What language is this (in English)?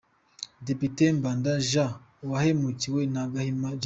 Kinyarwanda